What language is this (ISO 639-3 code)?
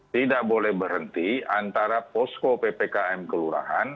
ind